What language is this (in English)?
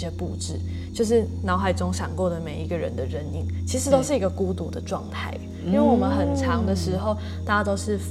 Chinese